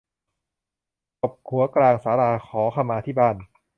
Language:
Thai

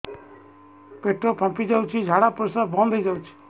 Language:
Odia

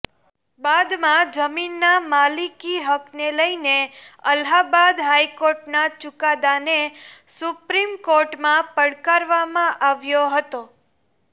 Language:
Gujarati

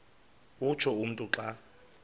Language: Xhosa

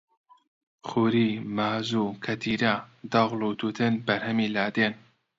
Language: Central Kurdish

